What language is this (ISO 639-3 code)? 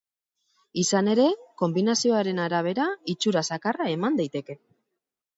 eus